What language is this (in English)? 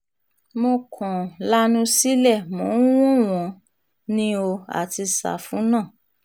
Yoruba